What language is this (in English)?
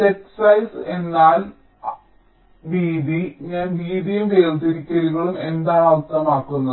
Malayalam